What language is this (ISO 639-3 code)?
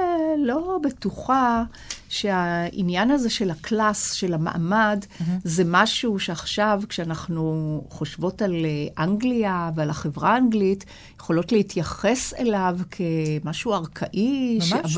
heb